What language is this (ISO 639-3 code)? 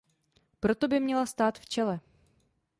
ces